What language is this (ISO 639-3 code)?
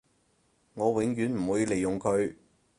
yue